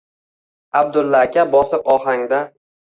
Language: Uzbek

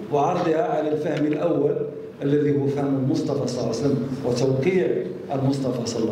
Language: Arabic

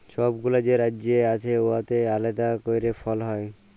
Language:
Bangla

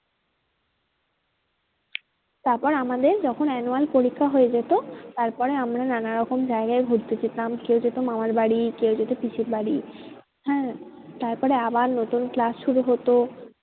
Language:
Bangla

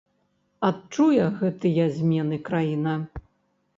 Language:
Belarusian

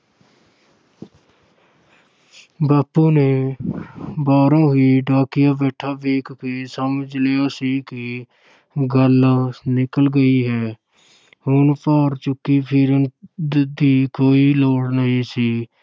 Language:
Punjabi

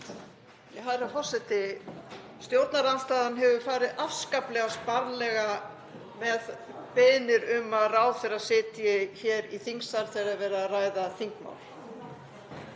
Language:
Icelandic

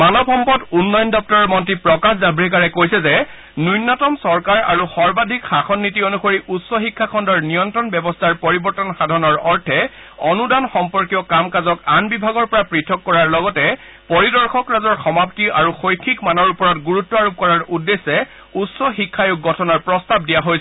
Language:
Assamese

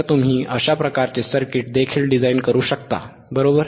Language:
Marathi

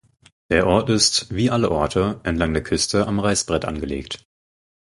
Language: German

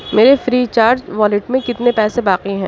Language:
Urdu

